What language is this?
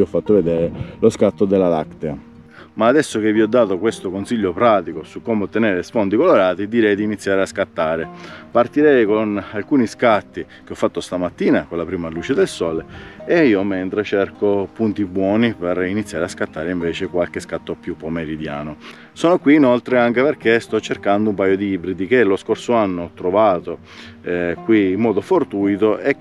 Italian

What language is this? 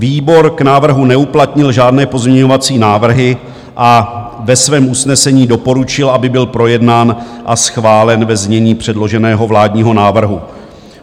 Czech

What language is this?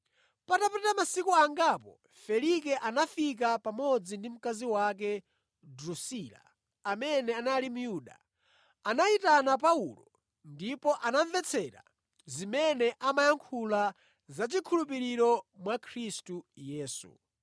Nyanja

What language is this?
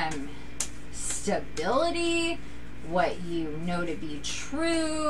English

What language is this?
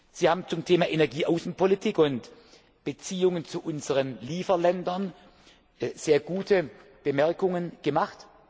German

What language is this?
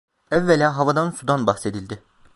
Turkish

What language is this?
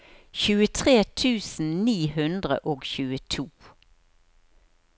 Norwegian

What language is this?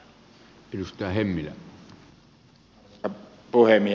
Finnish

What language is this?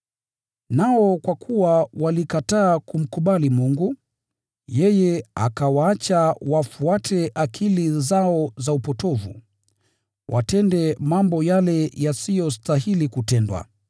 Swahili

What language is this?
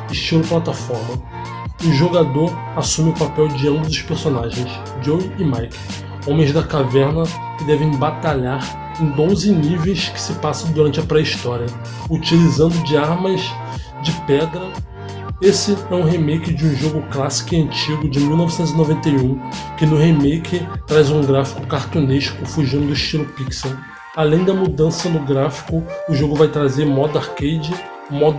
Portuguese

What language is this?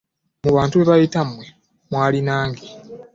Ganda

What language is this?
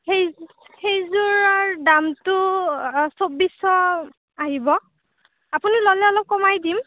Assamese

